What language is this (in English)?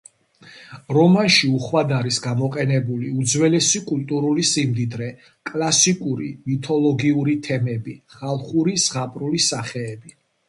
Georgian